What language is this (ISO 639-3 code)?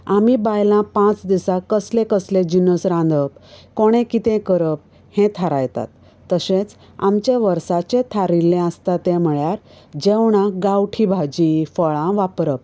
kok